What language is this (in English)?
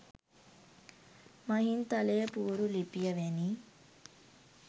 Sinhala